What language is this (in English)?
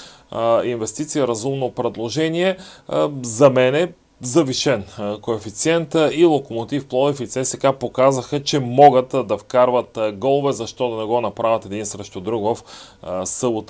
Bulgarian